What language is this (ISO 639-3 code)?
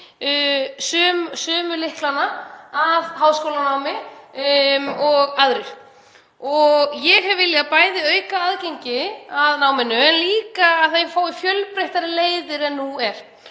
isl